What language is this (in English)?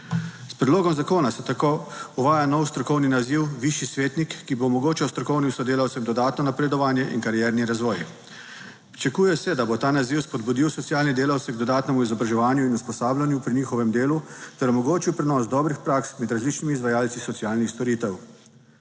Slovenian